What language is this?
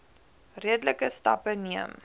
Afrikaans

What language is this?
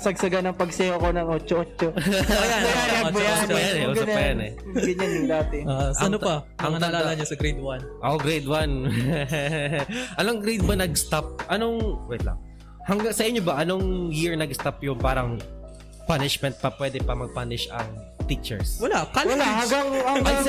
Filipino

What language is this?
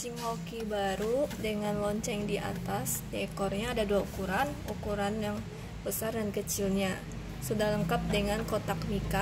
Indonesian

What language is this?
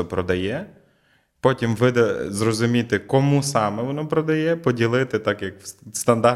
Ukrainian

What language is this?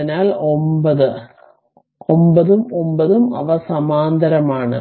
Malayalam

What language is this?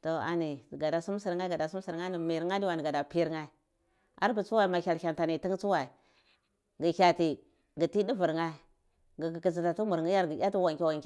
Cibak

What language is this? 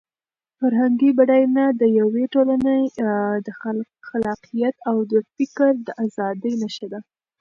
Pashto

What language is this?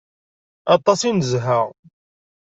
Kabyle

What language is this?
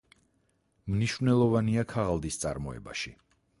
Georgian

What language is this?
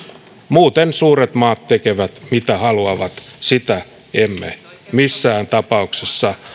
Finnish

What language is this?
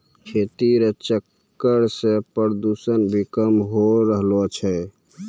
Maithili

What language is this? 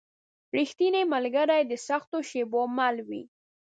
Pashto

